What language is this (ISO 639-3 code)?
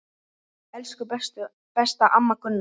isl